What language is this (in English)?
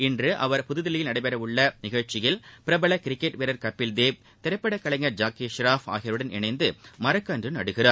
Tamil